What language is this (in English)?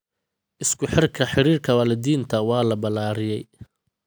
Somali